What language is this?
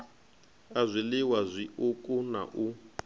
Venda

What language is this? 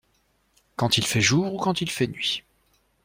French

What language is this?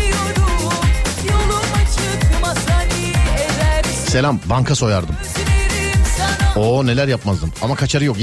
Turkish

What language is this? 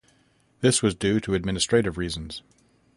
English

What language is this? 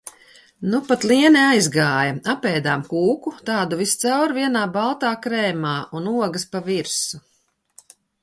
Latvian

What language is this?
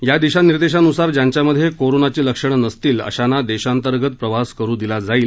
Marathi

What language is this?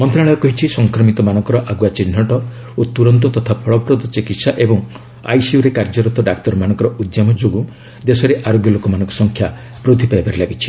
Odia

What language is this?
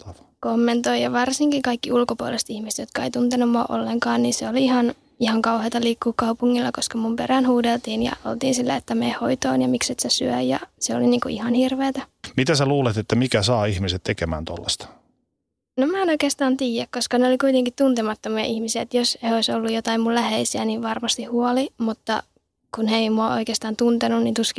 Finnish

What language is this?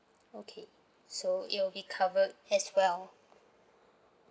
English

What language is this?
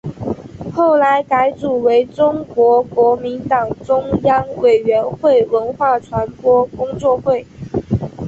Chinese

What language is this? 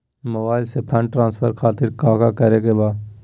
Magahi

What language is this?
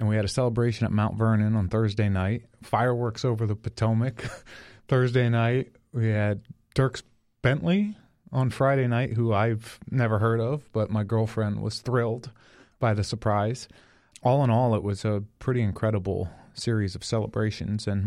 English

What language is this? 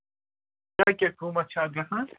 Kashmiri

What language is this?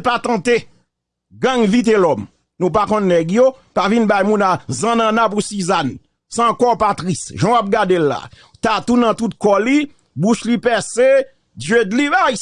French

